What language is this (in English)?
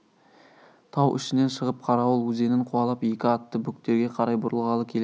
Kazakh